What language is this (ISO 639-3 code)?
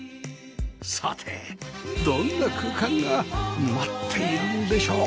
jpn